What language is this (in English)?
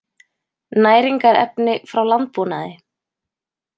Icelandic